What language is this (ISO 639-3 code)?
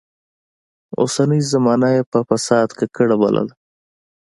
pus